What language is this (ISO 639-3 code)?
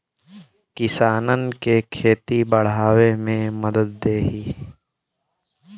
bho